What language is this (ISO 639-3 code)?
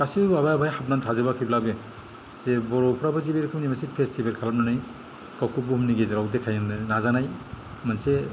brx